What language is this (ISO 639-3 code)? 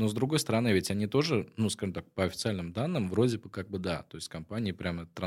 rus